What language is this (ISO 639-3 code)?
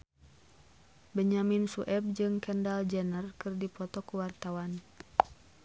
sun